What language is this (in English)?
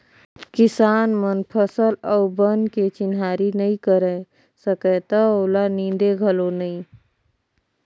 Chhattisgarhi